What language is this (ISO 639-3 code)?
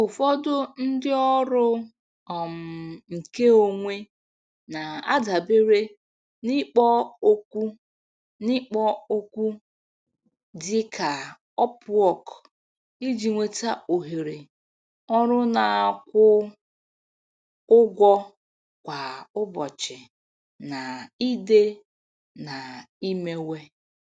ibo